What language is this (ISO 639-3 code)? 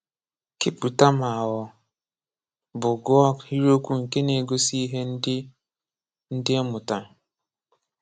ibo